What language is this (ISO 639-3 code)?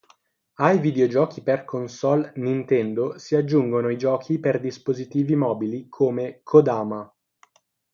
ita